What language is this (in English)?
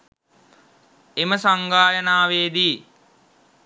Sinhala